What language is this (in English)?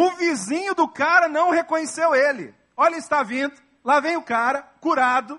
Portuguese